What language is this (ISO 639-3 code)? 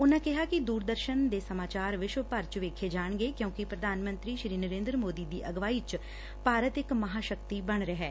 pan